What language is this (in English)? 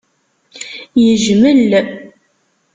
Kabyle